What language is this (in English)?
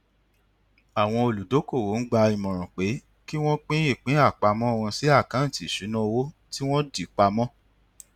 Yoruba